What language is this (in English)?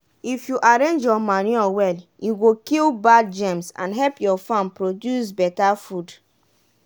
Nigerian Pidgin